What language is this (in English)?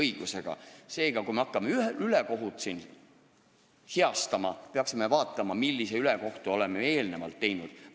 Estonian